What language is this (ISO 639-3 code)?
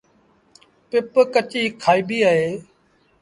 sbn